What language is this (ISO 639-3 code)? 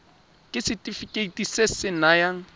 tsn